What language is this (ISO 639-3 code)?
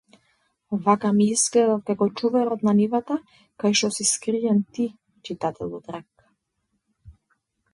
mkd